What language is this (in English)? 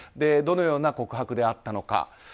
Japanese